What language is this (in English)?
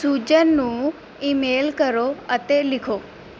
Punjabi